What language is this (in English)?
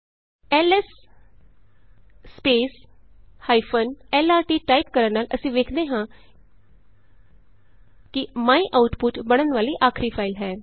Punjabi